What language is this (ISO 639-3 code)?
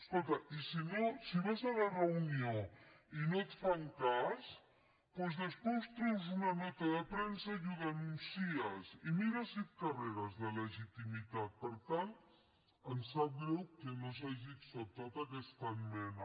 cat